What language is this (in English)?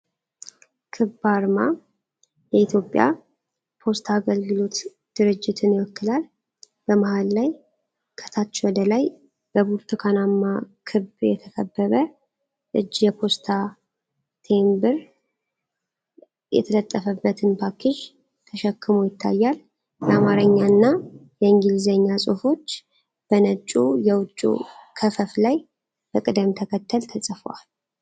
Amharic